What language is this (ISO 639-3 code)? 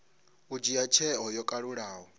ven